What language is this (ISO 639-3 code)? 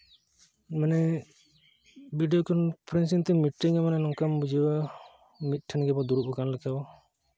sat